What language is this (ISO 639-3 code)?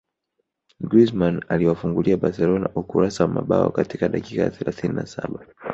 swa